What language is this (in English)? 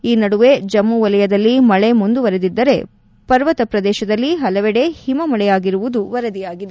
Kannada